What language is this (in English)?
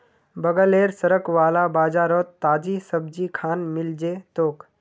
Magahi